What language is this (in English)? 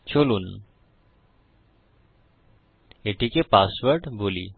Bangla